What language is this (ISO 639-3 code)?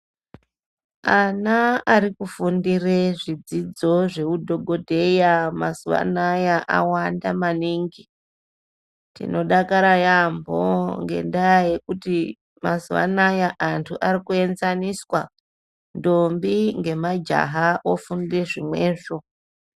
ndc